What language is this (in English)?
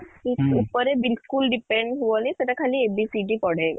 Odia